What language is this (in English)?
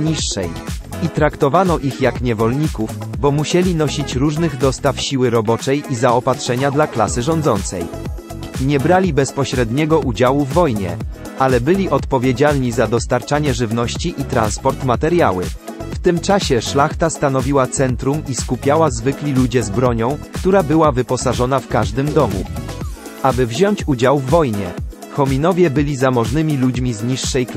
Polish